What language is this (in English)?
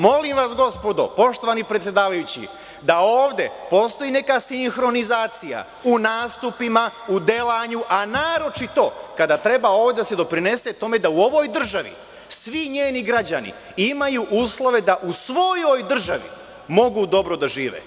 Serbian